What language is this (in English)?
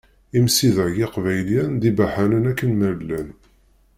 Kabyle